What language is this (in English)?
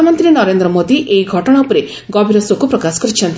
Odia